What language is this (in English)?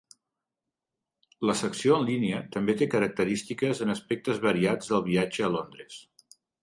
Catalan